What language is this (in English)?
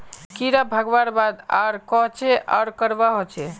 Magahi